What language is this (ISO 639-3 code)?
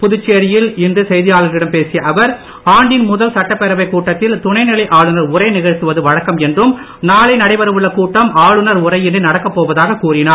tam